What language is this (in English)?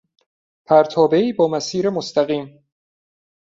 Persian